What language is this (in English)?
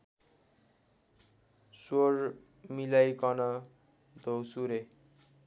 Nepali